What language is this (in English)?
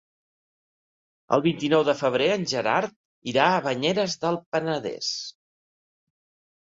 Catalan